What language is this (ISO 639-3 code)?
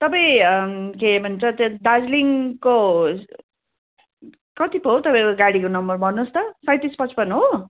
nep